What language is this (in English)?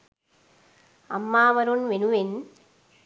Sinhala